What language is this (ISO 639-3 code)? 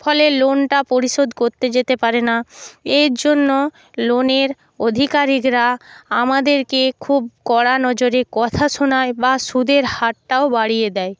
ben